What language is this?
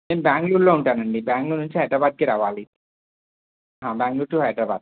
Telugu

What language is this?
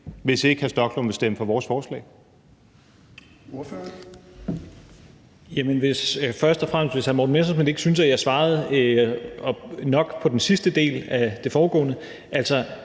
Danish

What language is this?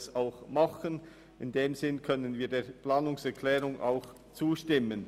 Swiss German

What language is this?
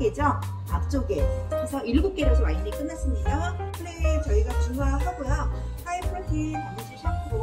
Korean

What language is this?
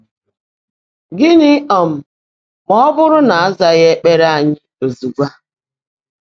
Igbo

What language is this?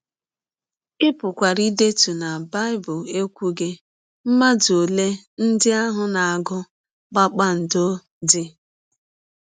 Igbo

